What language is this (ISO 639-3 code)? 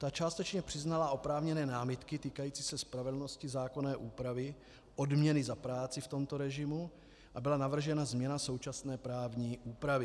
ces